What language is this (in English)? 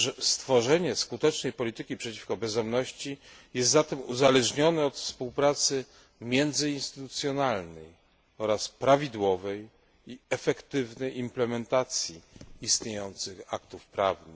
Polish